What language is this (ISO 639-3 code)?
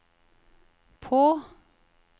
nor